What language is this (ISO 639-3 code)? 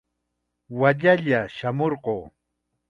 qxa